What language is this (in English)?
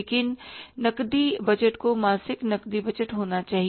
Hindi